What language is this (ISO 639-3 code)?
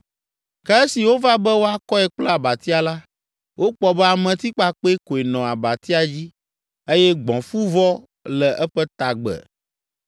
ewe